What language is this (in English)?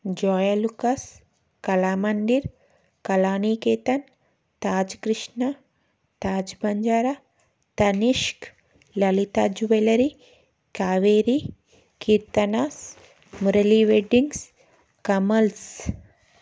Telugu